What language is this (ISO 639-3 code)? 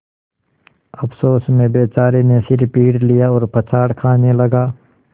hin